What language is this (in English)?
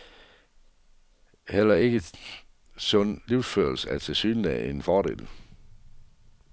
Danish